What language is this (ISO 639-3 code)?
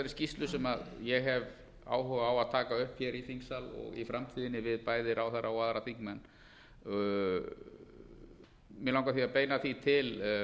isl